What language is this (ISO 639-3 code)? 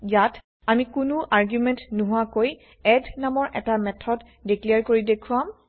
asm